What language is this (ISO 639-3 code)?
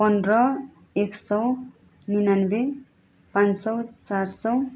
nep